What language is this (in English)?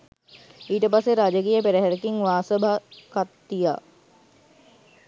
Sinhala